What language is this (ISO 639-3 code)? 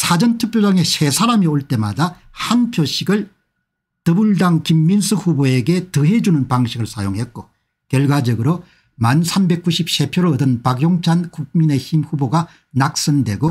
kor